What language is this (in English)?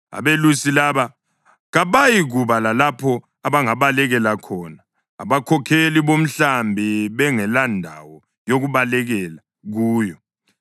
North Ndebele